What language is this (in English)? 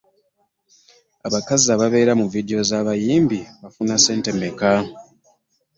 Ganda